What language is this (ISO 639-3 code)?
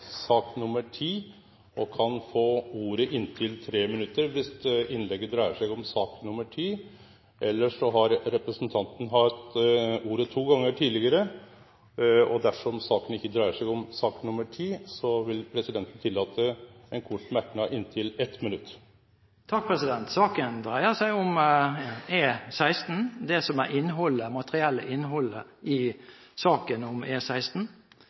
nor